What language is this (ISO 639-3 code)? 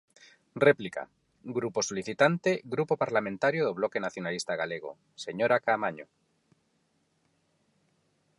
glg